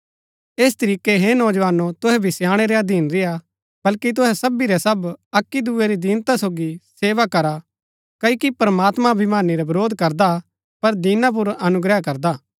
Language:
Gaddi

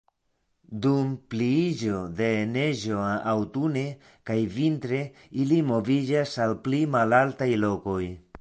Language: Esperanto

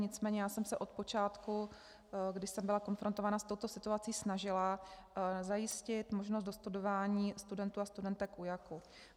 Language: Czech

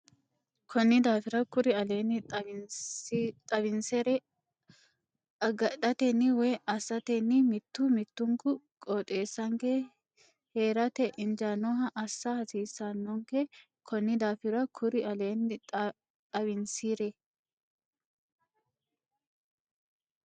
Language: Sidamo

